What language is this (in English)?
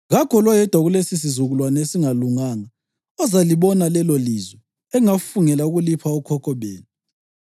North Ndebele